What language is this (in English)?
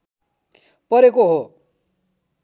Nepali